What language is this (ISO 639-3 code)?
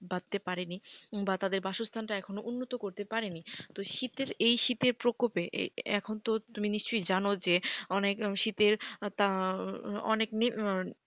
ben